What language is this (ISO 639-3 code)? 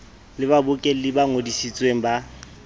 sot